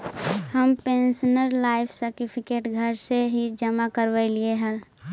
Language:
Magahi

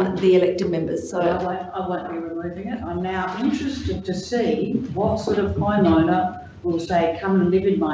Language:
English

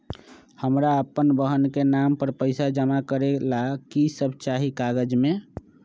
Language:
Magahi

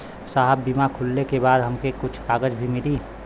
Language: Bhojpuri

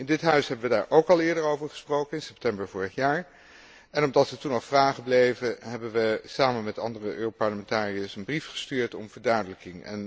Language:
Dutch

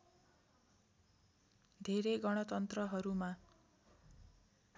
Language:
Nepali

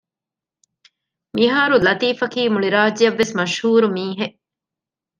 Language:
Divehi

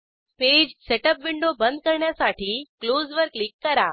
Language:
Marathi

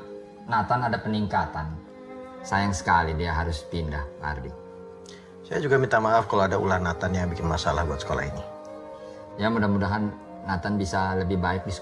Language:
Indonesian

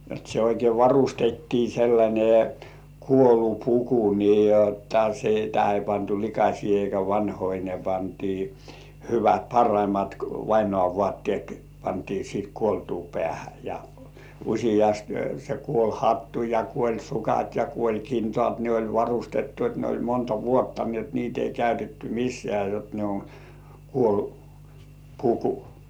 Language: Finnish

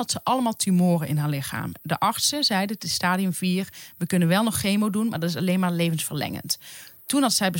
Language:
Dutch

